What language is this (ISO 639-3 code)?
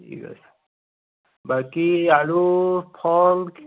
asm